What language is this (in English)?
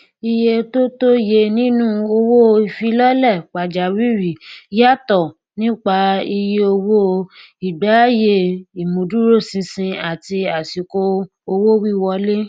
Yoruba